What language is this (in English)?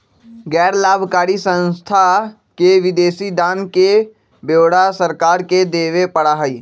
Magahi